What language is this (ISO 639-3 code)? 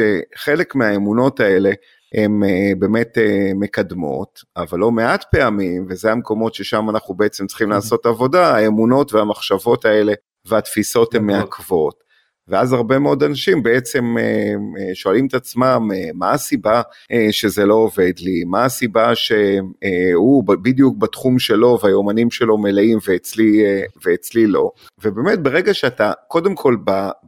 heb